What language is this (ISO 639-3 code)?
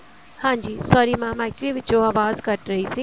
pan